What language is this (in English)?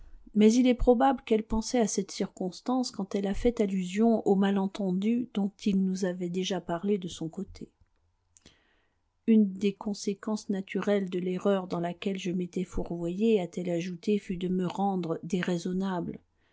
French